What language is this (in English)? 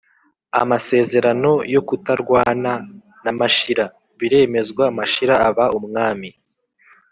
Kinyarwanda